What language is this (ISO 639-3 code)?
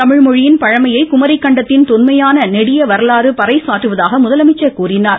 tam